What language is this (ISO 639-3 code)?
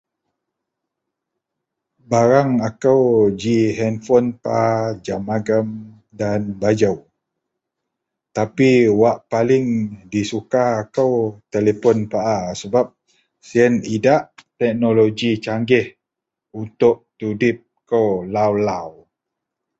mel